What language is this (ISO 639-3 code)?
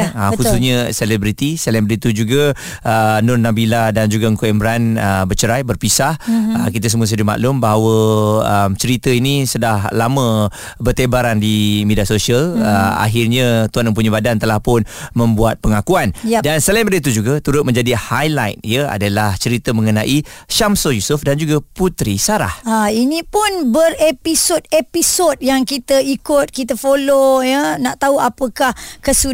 msa